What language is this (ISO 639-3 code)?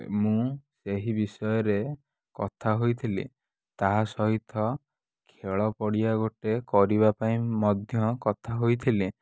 ori